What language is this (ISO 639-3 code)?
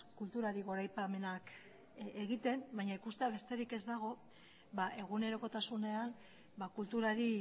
eus